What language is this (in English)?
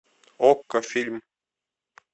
Russian